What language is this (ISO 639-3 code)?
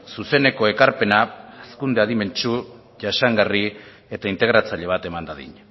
eus